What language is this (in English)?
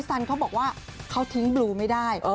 Thai